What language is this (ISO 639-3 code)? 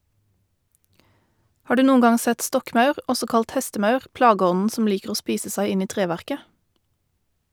nor